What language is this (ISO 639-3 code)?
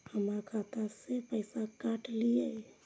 mai